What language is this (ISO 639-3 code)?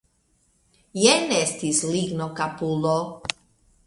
epo